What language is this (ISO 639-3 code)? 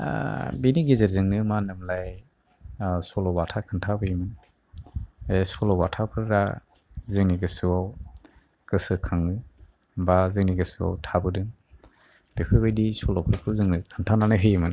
brx